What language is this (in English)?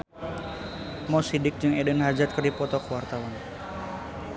Sundanese